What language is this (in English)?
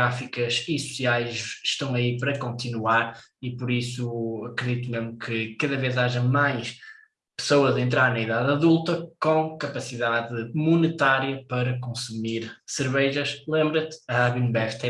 Portuguese